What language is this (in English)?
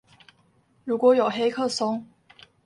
Chinese